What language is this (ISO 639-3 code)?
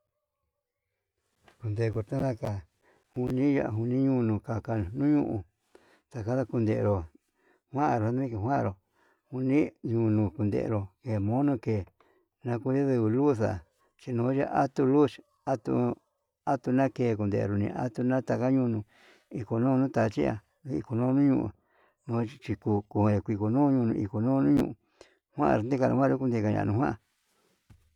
mab